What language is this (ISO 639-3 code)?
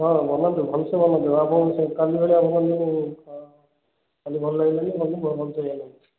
ori